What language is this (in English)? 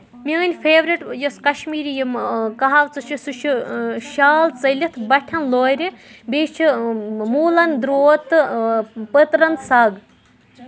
Kashmiri